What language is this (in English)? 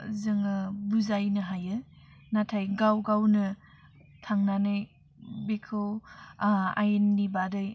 Bodo